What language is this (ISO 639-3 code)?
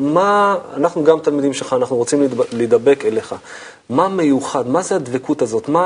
heb